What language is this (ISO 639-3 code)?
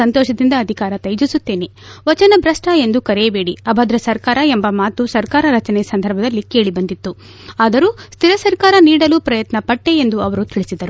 kan